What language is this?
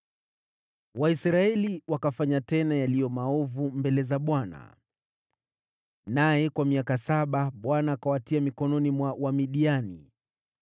Swahili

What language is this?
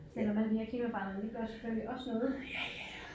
Danish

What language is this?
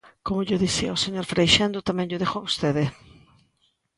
Galician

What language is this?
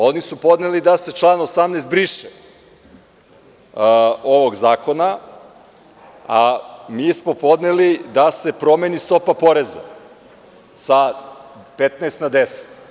Serbian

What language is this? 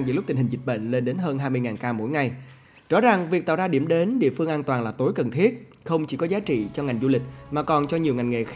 Vietnamese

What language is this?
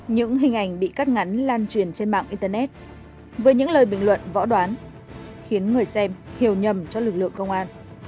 Vietnamese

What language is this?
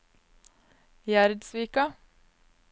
Norwegian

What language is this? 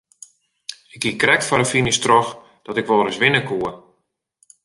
Western Frisian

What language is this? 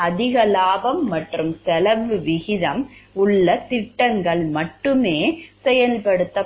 Tamil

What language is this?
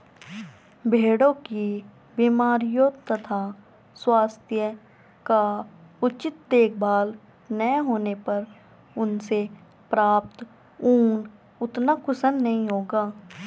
Hindi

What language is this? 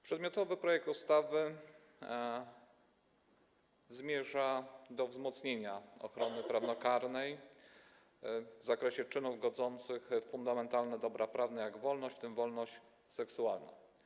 Polish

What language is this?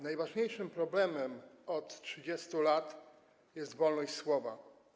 Polish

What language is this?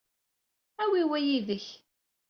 Kabyle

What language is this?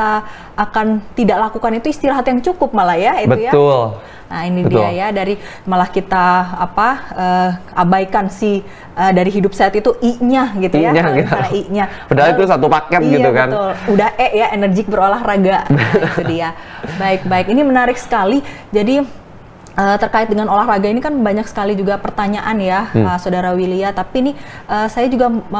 Indonesian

